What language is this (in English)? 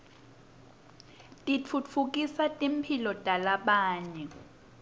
Swati